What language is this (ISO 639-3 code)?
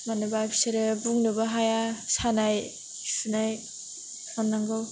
brx